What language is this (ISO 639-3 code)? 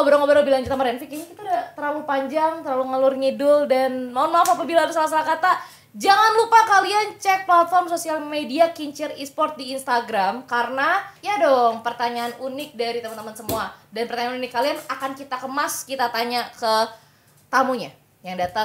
ind